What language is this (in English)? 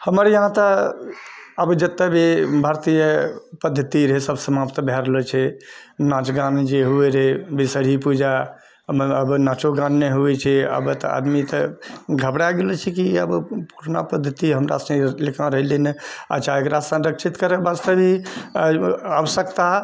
Maithili